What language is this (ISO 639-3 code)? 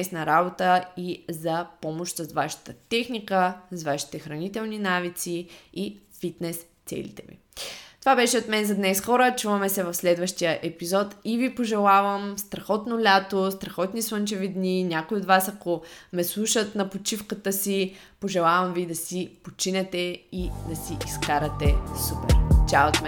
bul